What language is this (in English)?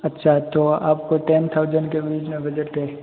Hindi